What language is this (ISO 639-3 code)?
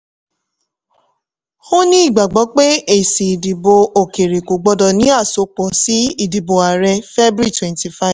yor